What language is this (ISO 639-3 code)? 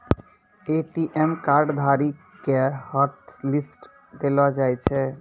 mai